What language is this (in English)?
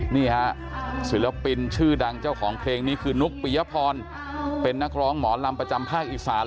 Thai